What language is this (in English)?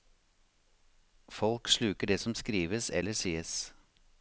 Norwegian